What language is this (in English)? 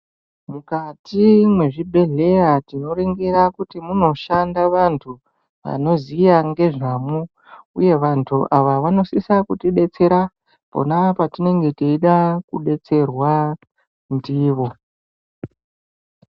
Ndau